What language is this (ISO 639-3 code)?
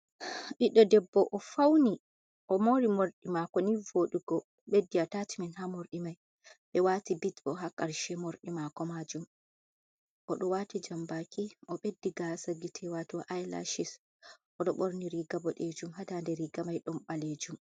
ful